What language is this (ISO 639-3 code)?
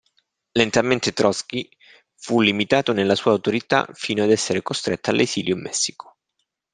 ita